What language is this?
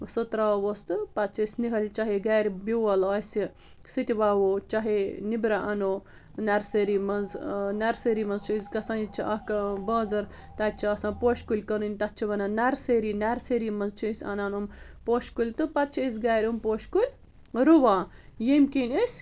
Kashmiri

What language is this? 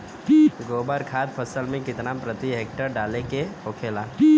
Bhojpuri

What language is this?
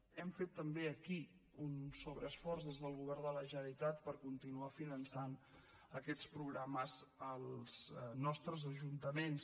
Catalan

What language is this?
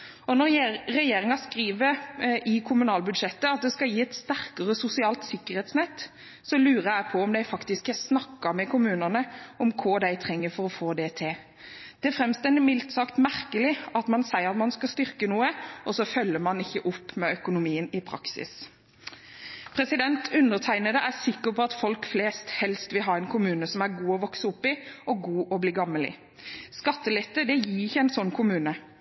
Norwegian Bokmål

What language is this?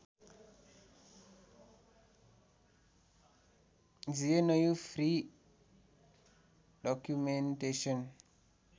Nepali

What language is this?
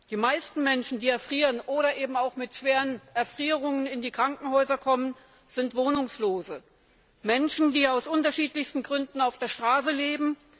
German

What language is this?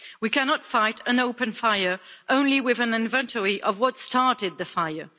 English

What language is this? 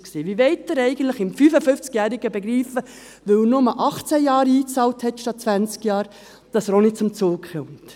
Swiss German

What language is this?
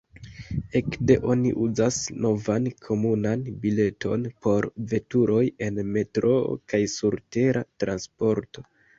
Esperanto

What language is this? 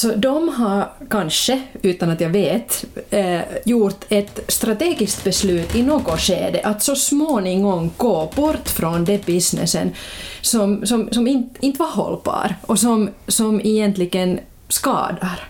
Swedish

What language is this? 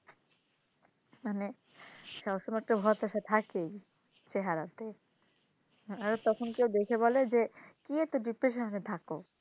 Bangla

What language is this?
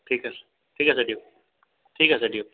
Assamese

